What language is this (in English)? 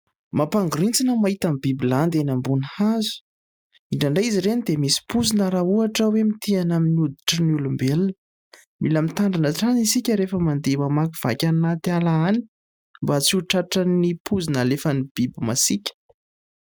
Malagasy